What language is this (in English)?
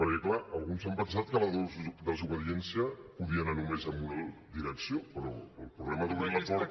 Catalan